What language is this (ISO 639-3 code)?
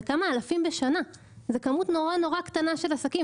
heb